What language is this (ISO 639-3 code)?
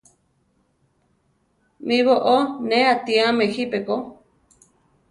tar